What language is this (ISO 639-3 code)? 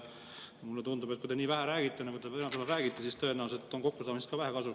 est